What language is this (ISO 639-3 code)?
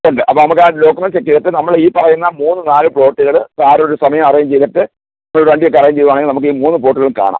mal